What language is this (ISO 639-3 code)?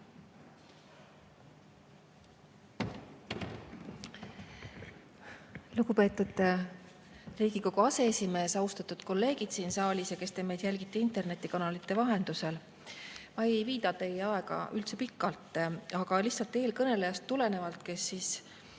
est